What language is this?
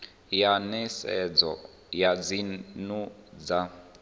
Venda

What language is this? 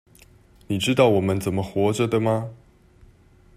Chinese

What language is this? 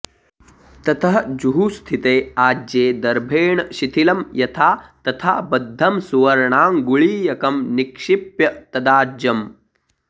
Sanskrit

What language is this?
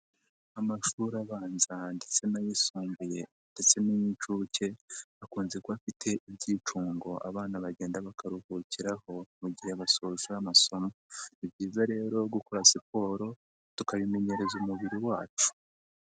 Kinyarwanda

